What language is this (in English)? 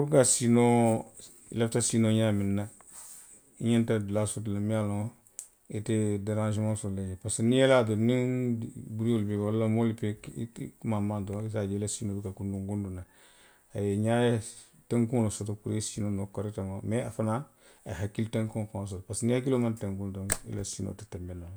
Western Maninkakan